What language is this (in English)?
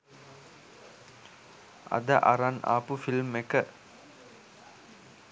Sinhala